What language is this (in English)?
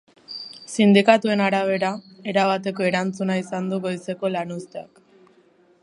Basque